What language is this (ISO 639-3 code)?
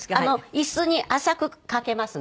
jpn